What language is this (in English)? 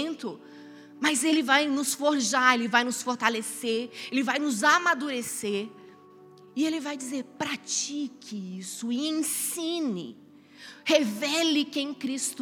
Portuguese